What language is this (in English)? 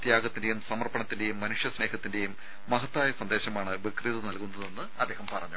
Malayalam